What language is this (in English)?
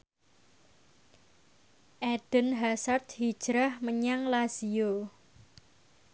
Javanese